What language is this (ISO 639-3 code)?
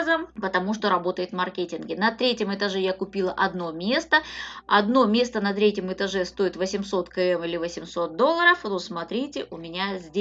rus